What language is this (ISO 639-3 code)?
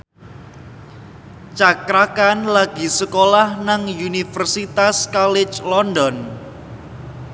jav